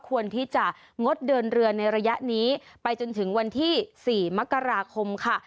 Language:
Thai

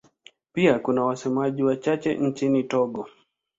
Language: Swahili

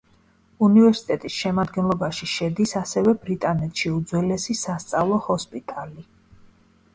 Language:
Georgian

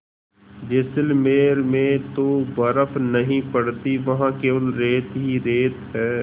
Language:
Hindi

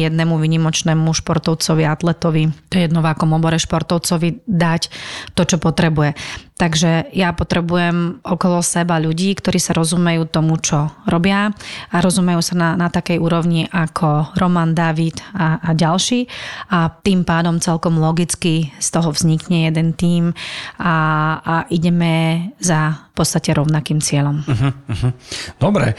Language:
Slovak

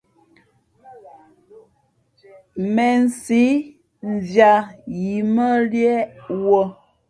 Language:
Fe'fe'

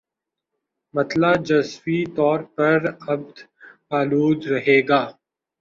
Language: Urdu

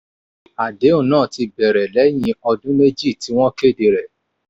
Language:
Yoruba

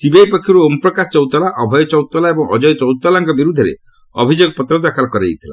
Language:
Odia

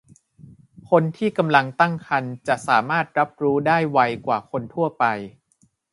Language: Thai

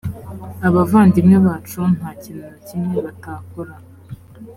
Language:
Kinyarwanda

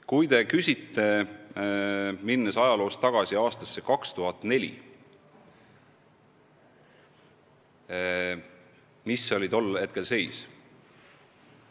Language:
Estonian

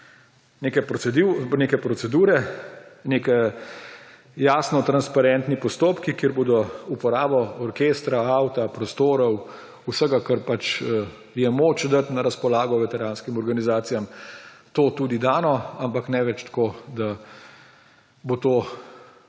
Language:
Slovenian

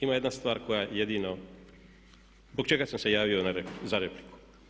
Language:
Croatian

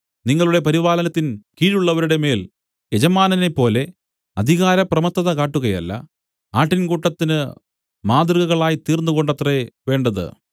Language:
Malayalam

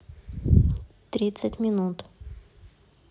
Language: Russian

